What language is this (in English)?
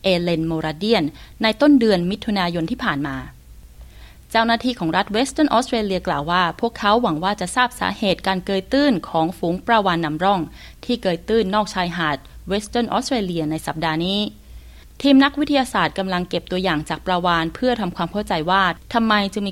Thai